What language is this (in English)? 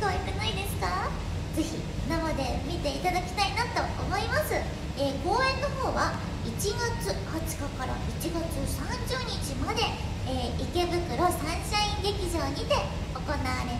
Japanese